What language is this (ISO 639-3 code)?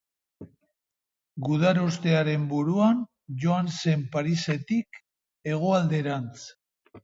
eus